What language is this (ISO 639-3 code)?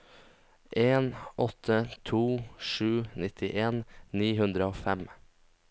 nor